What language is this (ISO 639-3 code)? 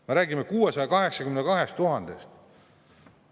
est